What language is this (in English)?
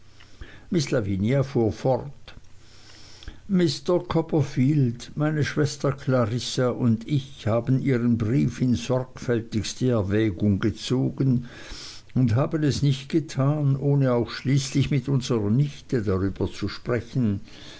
German